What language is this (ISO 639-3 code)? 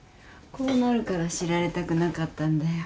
jpn